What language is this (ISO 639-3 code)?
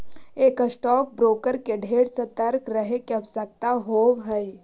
mag